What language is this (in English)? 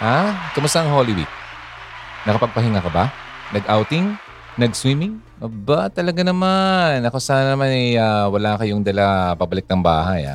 Filipino